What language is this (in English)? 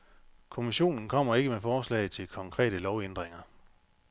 Danish